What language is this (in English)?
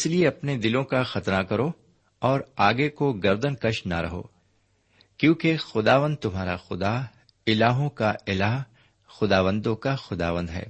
Urdu